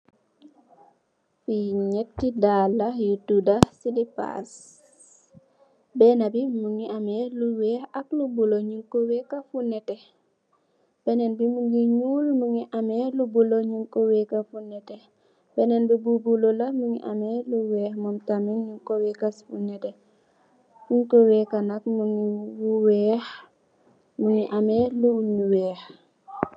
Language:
Wolof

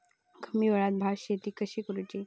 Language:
Marathi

